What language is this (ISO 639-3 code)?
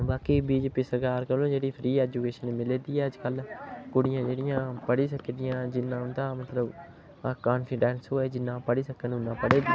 doi